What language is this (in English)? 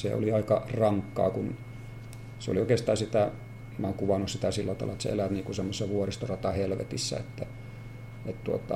Finnish